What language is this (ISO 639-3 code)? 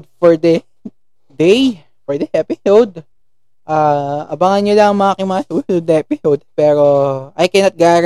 fil